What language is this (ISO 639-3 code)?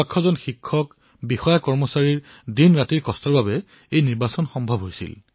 asm